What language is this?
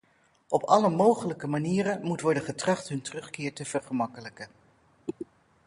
Dutch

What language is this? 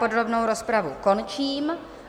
Czech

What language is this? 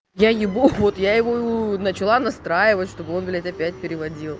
Russian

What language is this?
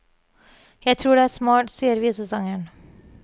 Norwegian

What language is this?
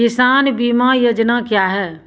Maithili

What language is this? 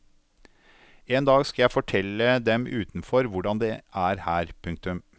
Norwegian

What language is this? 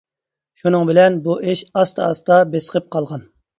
Uyghur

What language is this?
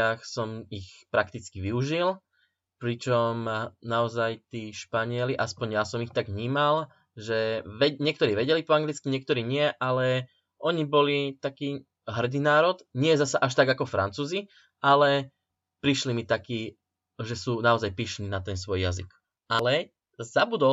Slovak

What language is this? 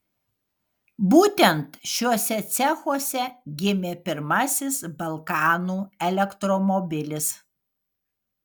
Lithuanian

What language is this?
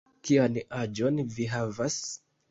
Esperanto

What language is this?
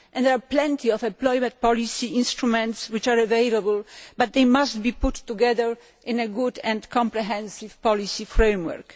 English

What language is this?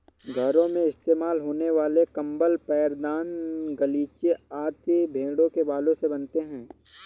Hindi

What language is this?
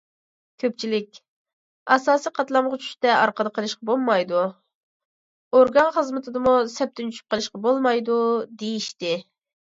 Uyghur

